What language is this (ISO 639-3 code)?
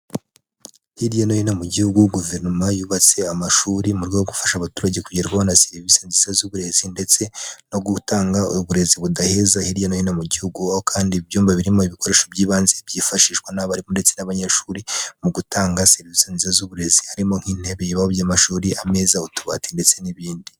kin